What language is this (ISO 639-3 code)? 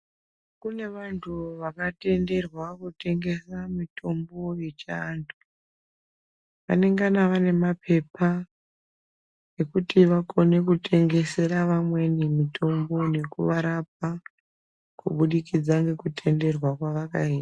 ndc